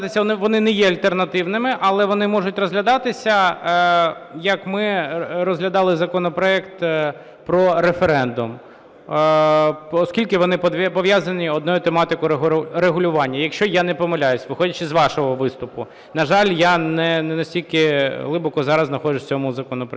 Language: Ukrainian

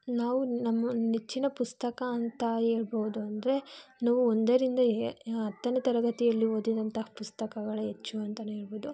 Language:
Kannada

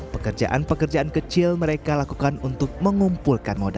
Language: Indonesian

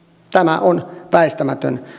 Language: Finnish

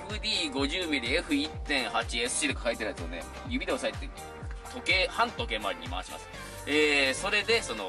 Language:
Japanese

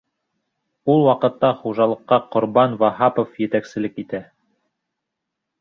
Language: Bashkir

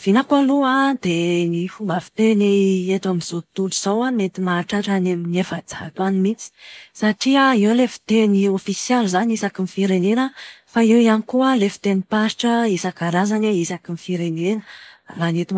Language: Malagasy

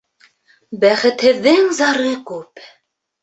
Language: Bashkir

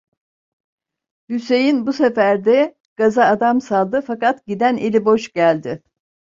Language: Turkish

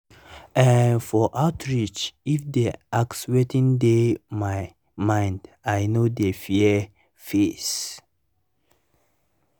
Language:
Nigerian Pidgin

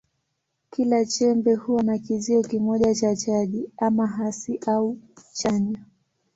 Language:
Swahili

